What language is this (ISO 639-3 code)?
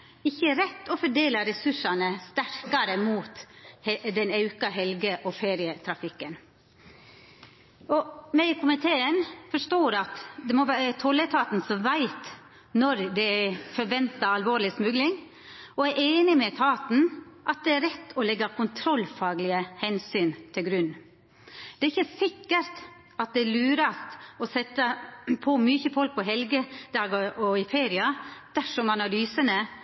nno